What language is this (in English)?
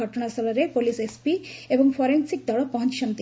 Odia